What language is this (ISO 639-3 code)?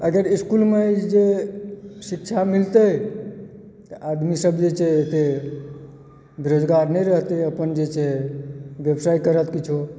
mai